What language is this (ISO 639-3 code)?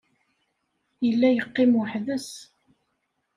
kab